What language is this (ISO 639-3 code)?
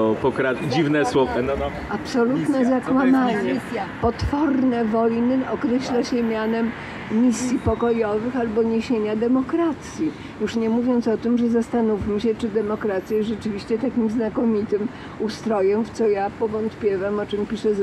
pol